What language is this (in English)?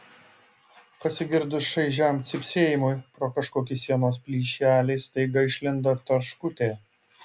Lithuanian